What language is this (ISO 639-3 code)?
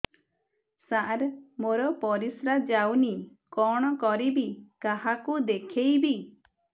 ori